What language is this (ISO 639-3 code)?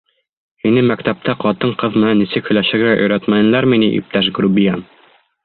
bak